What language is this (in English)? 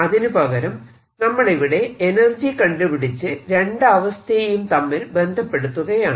Malayalam